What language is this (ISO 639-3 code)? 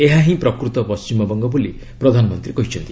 ori